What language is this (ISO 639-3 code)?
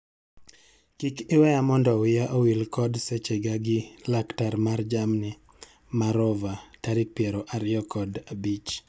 luo